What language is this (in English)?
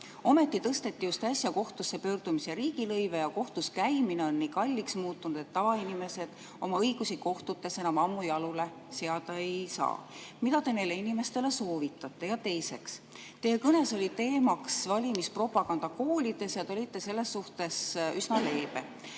Estonian